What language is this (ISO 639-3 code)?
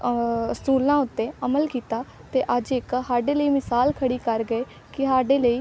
pan